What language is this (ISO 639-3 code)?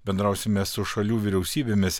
lit